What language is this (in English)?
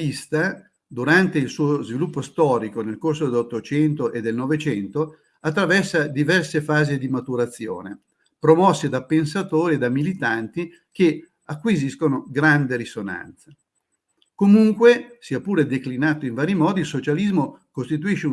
Italian